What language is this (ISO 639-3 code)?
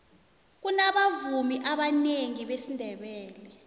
nbl